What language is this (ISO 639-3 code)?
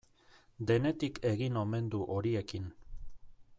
eus